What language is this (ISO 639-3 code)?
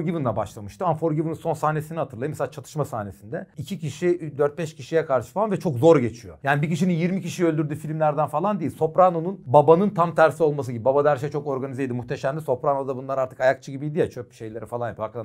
tur